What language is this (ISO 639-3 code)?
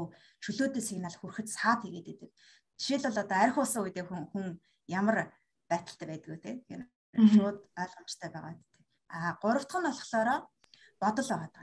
rus